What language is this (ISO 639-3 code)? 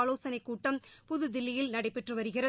tam